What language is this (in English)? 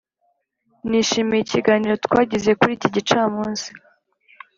Kinyarwanda